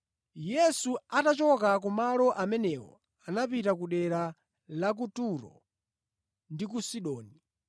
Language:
Nyanja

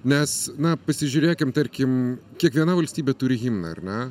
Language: Lithuanian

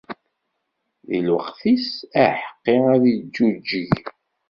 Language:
Kabyle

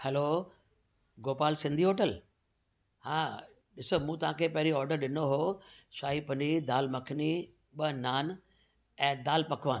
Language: Sindhi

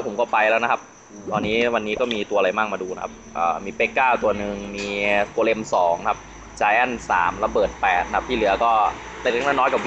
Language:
Thai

